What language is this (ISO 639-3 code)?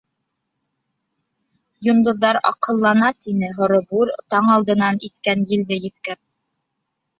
bak